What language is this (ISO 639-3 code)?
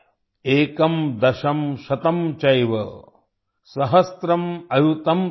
hin